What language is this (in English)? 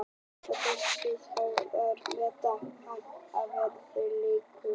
Icelandic